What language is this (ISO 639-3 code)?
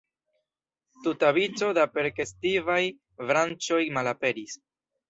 epo